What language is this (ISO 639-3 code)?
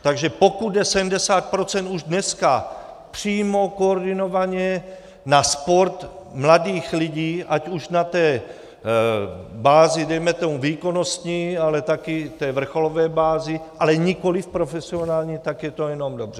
ces